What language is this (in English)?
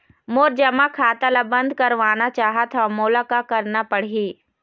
Chhattisgarhi